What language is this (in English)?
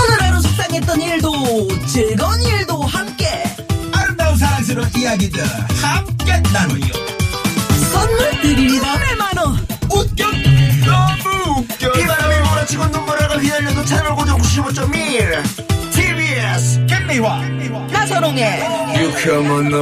Korean